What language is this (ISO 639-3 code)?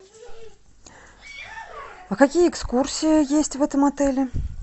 rus